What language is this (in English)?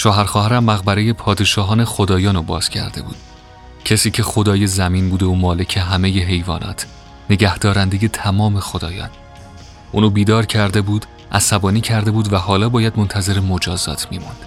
Persian